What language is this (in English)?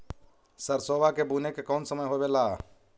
Magahi